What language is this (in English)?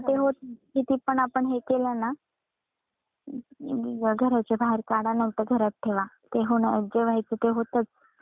Marathi